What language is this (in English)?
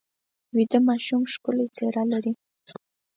Pashto